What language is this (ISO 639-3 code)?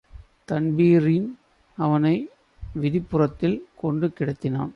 tam